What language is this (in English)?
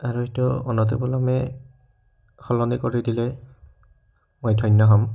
Assamese